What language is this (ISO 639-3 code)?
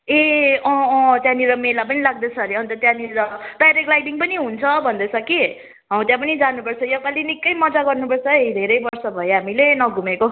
nep